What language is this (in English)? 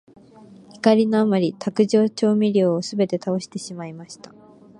Japanese